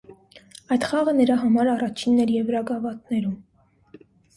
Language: Armenian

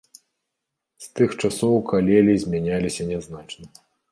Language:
Belarusian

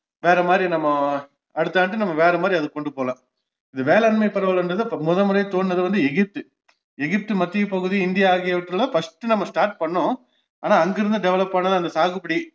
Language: Tamil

